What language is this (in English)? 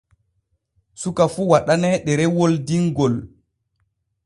Borgu Fulfulde